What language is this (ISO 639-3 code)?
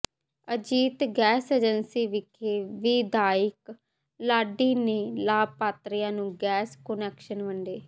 pan